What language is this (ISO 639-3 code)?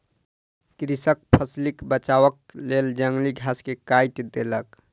mai